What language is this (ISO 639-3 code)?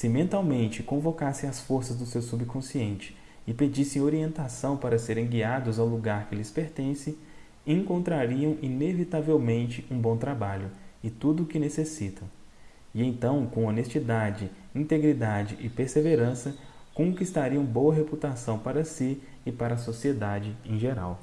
por